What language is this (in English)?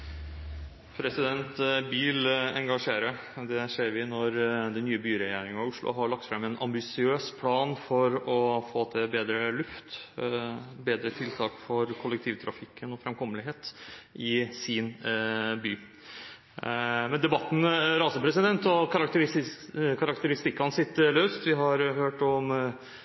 Norwegian